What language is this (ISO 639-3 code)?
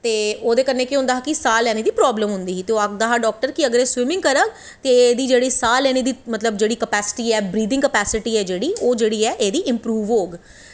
doi